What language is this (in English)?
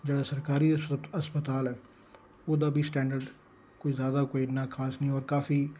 Dogri